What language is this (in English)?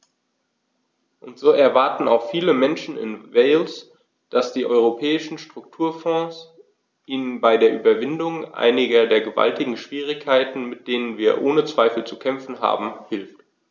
German